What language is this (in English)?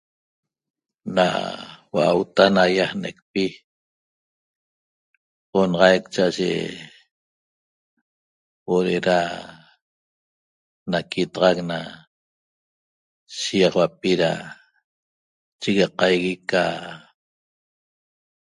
Toba